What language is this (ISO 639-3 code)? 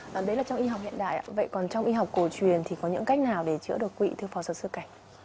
vie